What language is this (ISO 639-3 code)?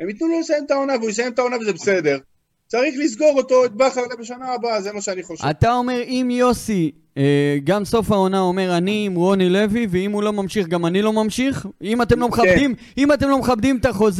heb